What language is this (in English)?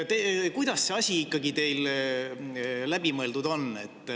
Estonian